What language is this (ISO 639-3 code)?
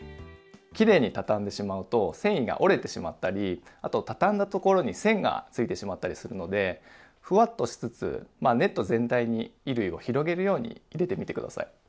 jpn